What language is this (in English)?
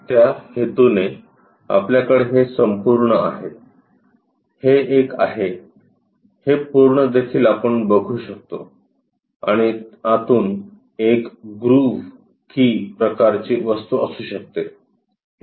Marathi